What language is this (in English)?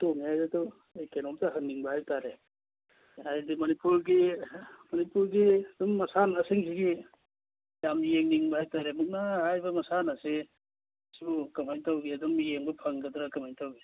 Manipuri